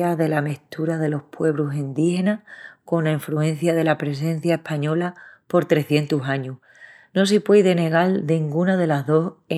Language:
Extremaduran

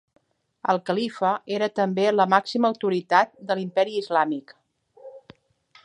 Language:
Catalan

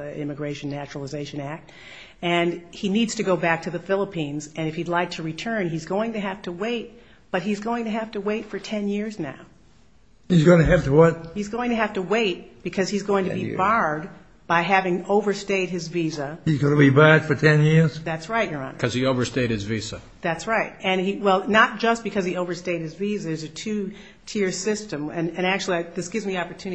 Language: English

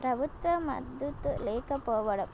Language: Telugu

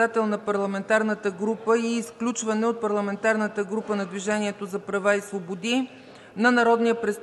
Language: Bulgarian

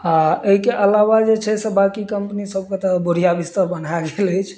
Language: Maithili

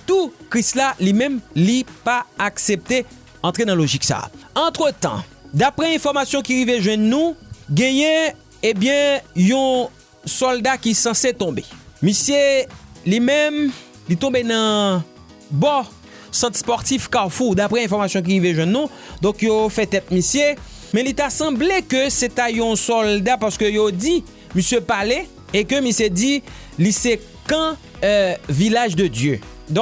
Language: French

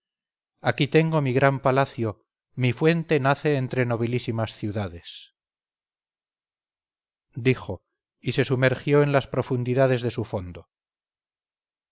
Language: Spanish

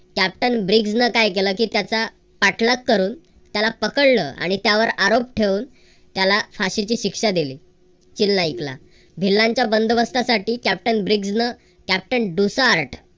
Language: Marathi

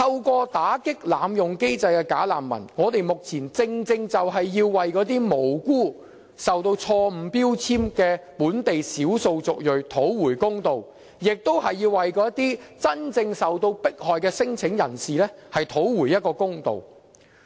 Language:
Cantonese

